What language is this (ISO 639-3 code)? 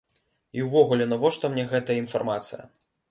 bel